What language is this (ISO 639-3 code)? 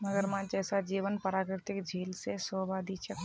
mag